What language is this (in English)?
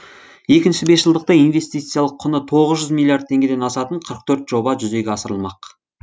Kazakh